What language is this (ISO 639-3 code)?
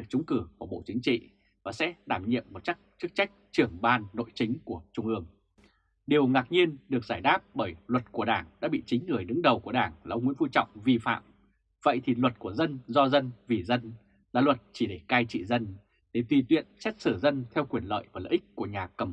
vie